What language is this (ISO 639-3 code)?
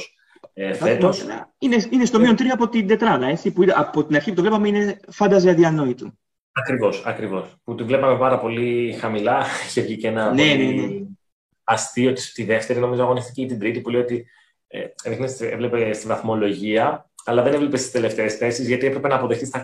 ell